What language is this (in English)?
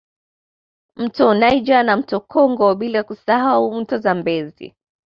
Swahili